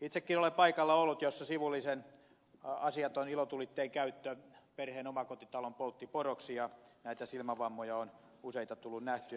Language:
Finnish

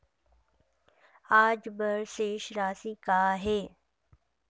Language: Chhattisgarhi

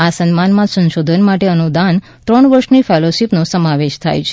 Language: Gujarati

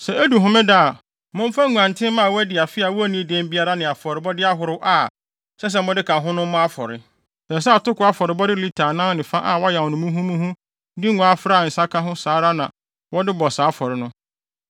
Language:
Akan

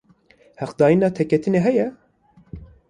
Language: Kurdish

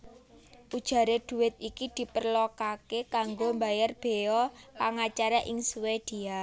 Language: Javanese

